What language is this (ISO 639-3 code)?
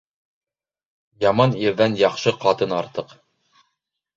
bak